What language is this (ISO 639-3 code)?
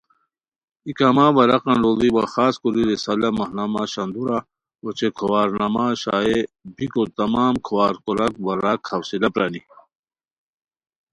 khw